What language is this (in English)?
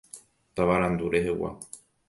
Guarani